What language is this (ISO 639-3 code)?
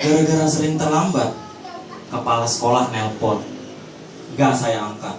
ind